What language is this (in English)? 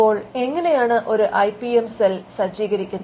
Malayalam